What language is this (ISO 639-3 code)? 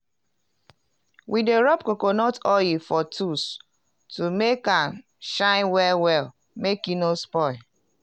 pcm